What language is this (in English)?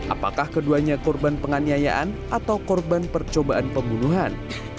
Indonesian